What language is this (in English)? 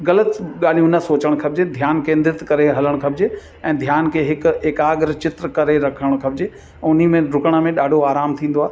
Sindhi